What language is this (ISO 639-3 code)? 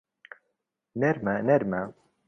ckb